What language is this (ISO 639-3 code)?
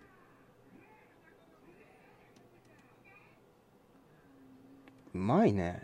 jpn